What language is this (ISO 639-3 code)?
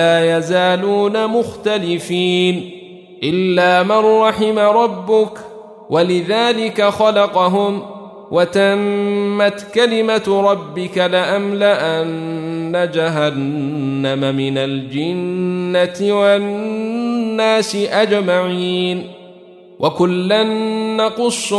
ara